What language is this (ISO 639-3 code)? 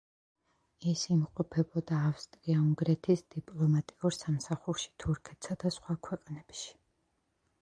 kat